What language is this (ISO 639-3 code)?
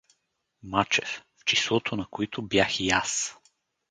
bul